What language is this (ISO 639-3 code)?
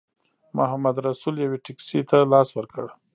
pus